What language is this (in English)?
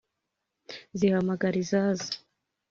Kinyarwanda